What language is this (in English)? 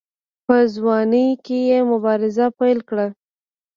Pashto